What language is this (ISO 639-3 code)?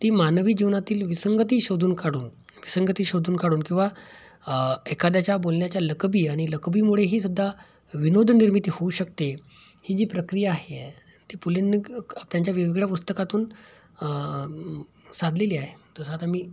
mar